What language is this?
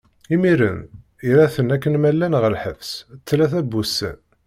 Kabyle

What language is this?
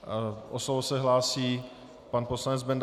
Czech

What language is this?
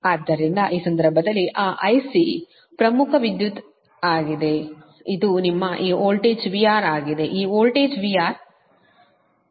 Kannada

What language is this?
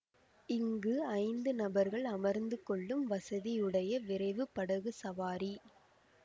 Tamil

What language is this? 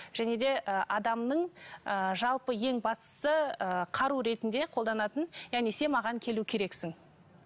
Kazakh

